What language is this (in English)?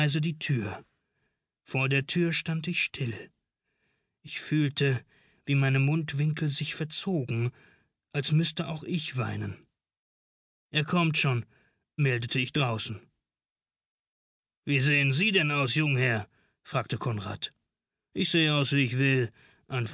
German